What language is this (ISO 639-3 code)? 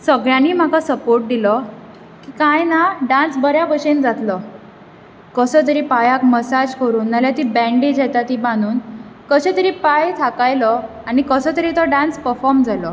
kok